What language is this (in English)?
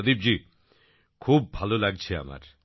Bangla